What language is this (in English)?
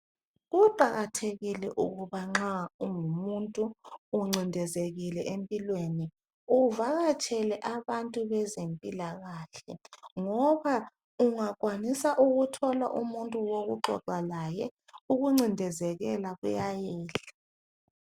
North Ndebele